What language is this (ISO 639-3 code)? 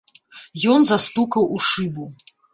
bel